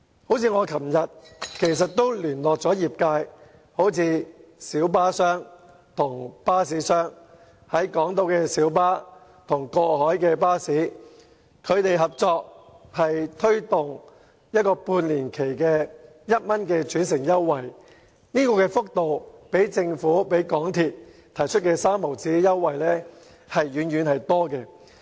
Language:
Cantonese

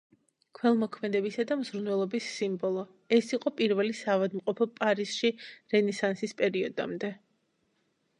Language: Georgian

